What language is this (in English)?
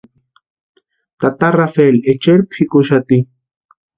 Western Highland Purepecha